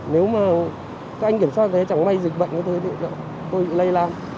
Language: Vietnamese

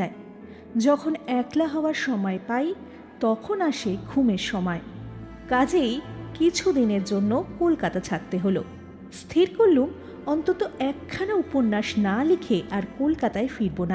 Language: Bangla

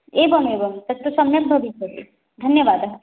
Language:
Sanskrit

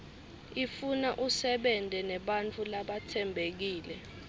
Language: Swati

